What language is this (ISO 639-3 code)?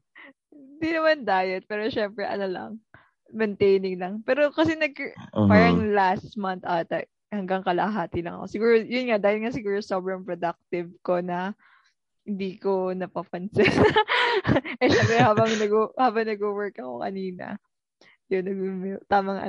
fil